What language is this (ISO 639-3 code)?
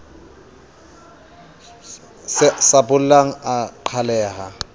sot